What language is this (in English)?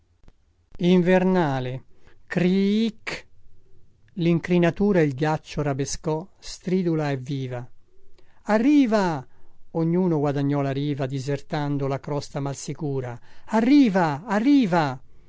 Italian